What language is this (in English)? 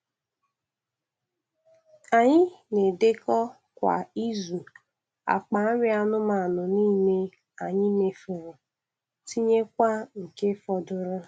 Igbo